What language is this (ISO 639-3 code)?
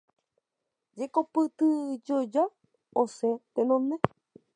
grn